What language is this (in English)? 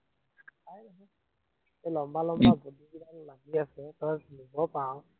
Assamese